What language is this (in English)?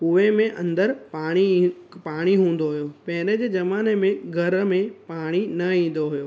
Sindhi